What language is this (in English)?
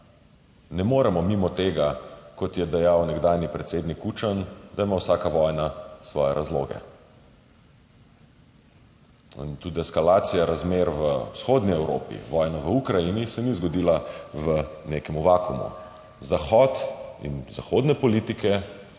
Slovenian